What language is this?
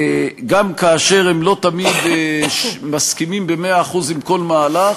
Hebrew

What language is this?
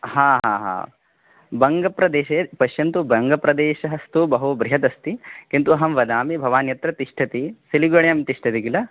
Sanskrit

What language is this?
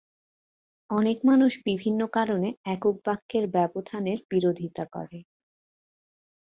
Bangla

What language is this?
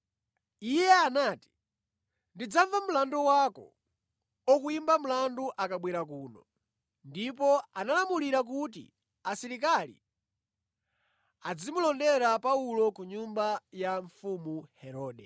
Nyanja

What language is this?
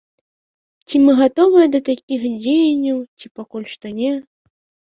Belarusian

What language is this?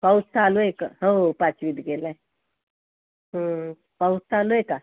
Marathi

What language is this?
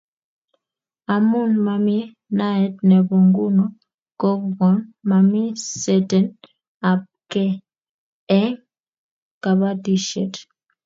Kalenjin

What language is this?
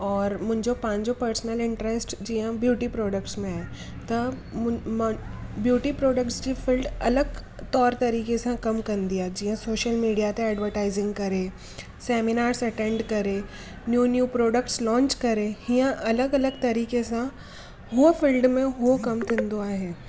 Sindhi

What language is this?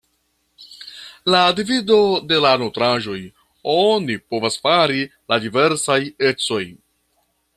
Esperanto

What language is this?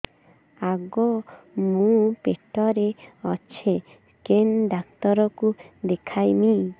Odia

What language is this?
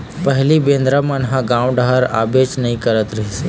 Chhattisgarhi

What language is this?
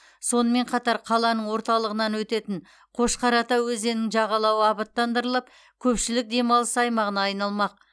Kazakh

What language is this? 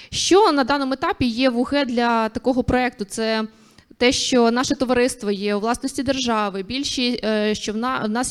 Ukrainian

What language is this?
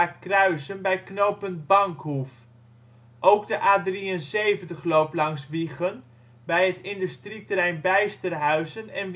Dutch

